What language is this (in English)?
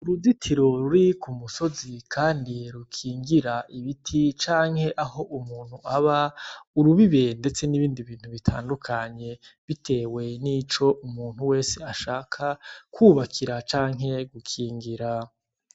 Rundi